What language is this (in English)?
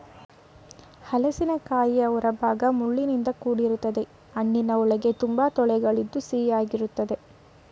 Kannada